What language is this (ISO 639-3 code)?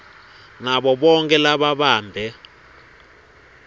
ssw